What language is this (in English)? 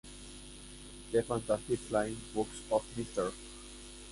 Spanish